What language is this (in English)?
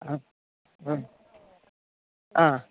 Malayalam